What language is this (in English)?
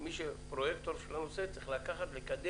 Hebrew